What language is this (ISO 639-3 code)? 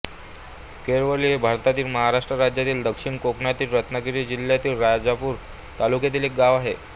mar